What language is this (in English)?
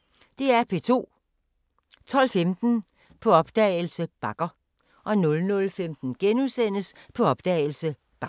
Danish